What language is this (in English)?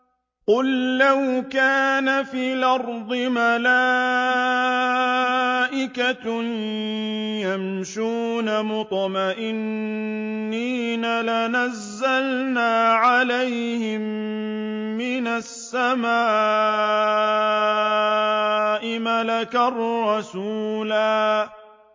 Arabic